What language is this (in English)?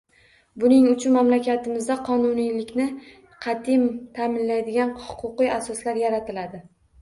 Uzbek